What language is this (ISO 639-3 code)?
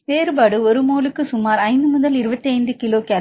tam